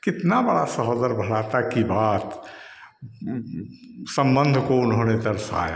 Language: Hindi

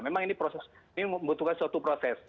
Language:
Indonesian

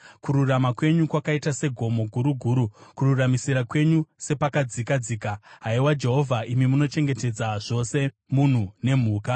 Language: Shona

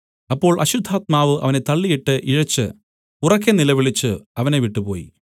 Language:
Malayalam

